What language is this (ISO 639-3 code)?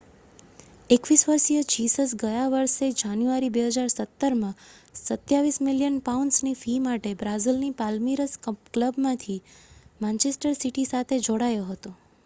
guj